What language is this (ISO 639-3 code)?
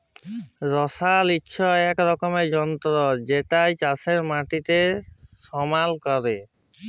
ben